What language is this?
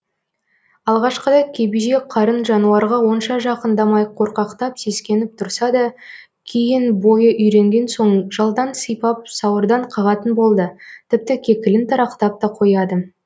Kazakh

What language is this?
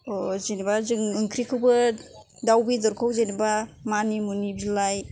Bodo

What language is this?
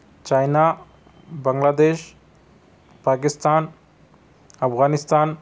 Urdu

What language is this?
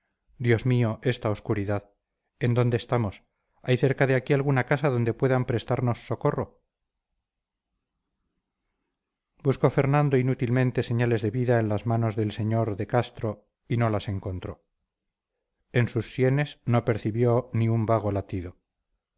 Spanish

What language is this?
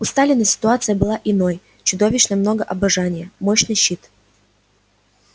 Russian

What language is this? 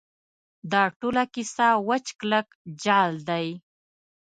Pashto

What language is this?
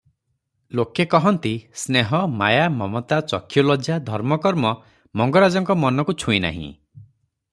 Odia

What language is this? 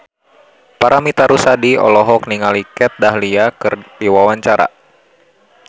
Sundanese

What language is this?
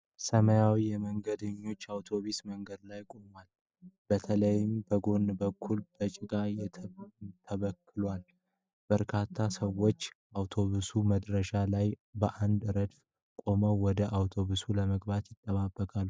Amharic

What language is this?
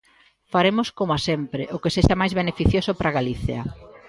Galician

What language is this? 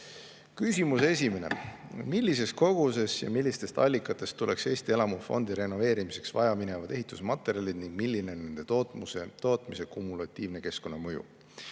Estonian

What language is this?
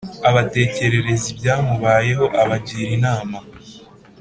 Kinyarwanda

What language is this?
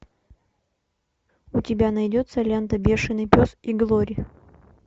Russian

